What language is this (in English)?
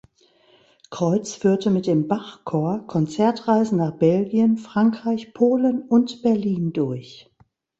German